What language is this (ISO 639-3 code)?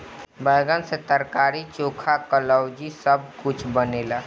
bho